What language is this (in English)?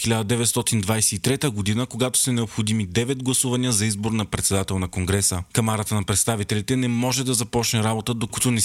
Bulgarian